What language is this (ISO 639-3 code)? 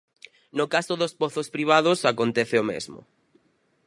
glg